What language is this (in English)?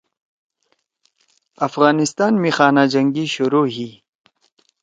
Torwali